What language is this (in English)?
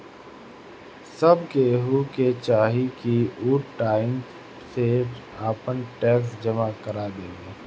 Bhojpuri